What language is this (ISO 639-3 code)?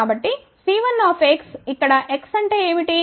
tel